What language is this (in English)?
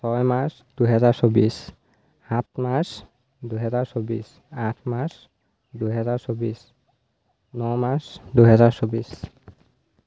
Assamese